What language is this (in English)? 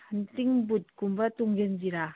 Manipuri